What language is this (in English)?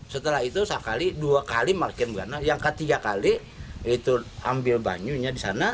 Indonesian